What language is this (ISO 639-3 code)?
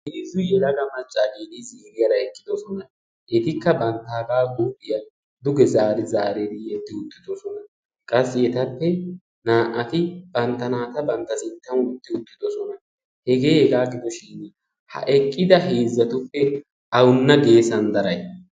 wal